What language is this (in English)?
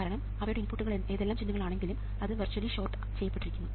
Malayalam